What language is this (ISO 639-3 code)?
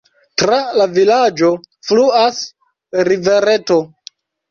epo